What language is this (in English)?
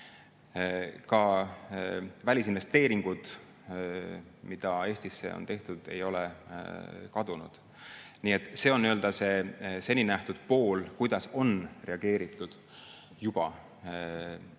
Estonian